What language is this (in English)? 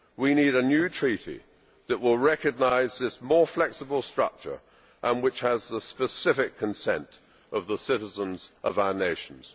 English